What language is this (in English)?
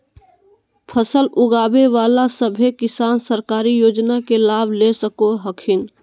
Magahi